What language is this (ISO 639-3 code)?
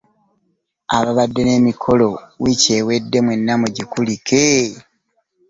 lug